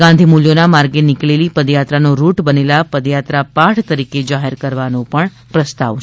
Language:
Gujarati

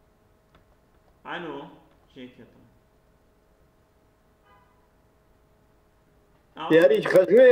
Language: Arabic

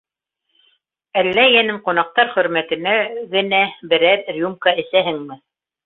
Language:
Bashkir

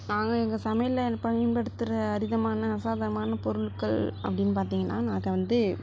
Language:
Tamil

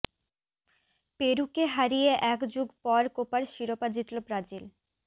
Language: Bangla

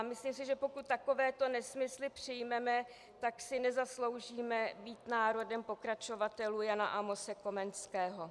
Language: Czech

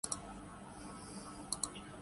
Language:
Urdu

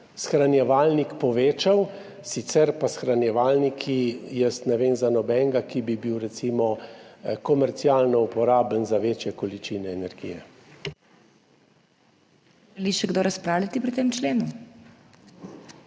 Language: Slovenian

